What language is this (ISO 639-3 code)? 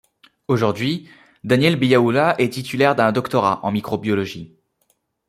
fra